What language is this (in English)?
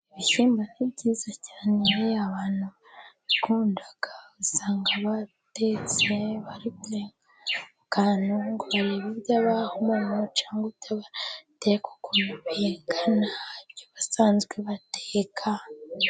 Kinyarwanda